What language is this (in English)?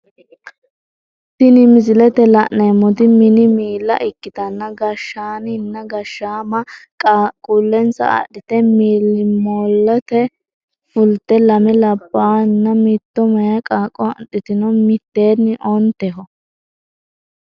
Sidamo